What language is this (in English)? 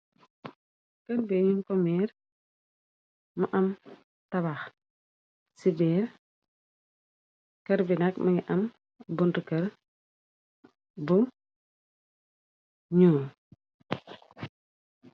Wolof